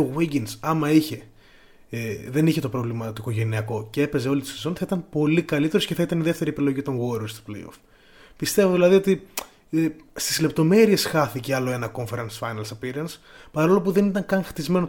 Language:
Greek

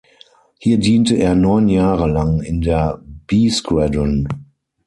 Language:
German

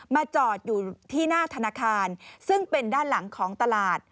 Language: Thai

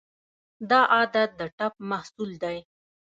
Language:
Pashto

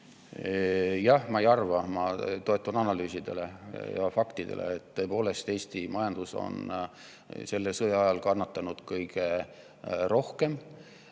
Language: Estonian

